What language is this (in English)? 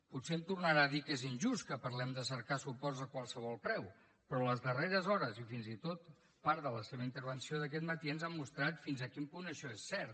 Catalan